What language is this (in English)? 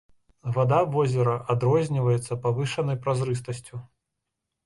Belarusian